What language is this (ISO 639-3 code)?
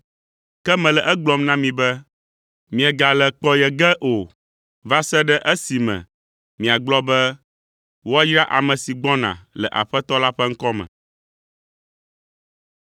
ewe